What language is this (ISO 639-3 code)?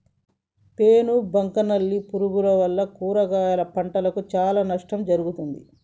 tel